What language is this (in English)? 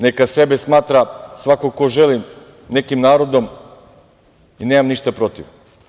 Serbian